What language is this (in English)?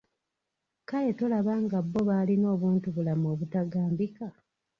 Ganda